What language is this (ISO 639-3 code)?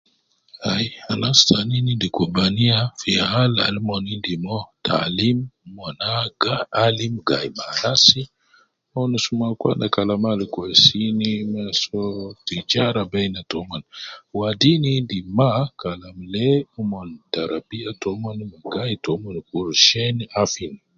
kcn